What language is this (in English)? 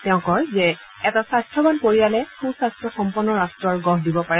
Assamese